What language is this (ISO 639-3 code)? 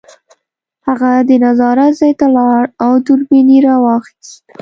pus